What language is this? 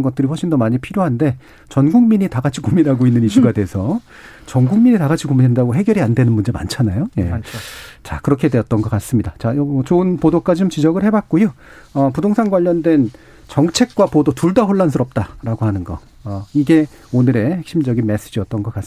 Korean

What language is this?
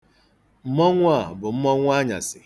Igbo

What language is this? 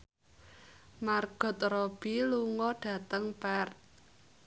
Javanese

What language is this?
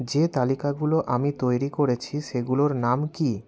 Bangla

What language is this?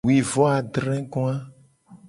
Gen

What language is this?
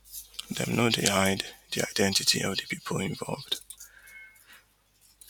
Nigerian Pidgin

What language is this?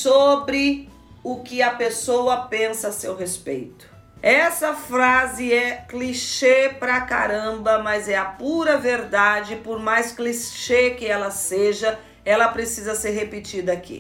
Portuguese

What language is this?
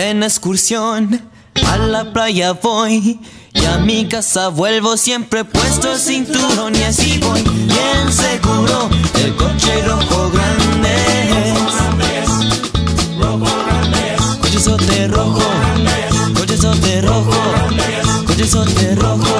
Romanian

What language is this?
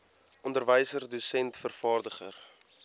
Afrikaans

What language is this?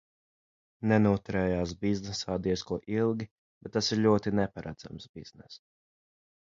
Latvian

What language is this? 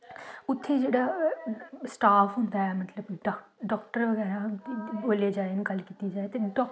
Dogri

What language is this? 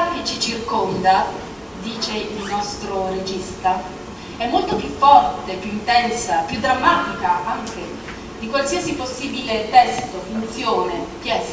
French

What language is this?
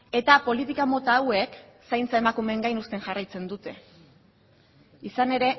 Basque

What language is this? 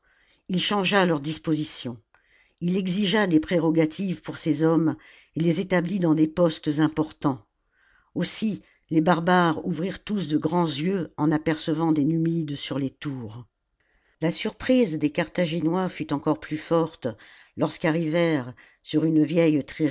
French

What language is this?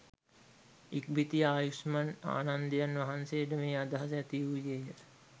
Sinhala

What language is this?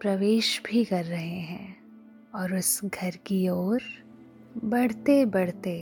Hindi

